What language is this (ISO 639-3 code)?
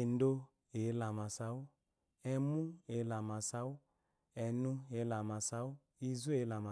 afo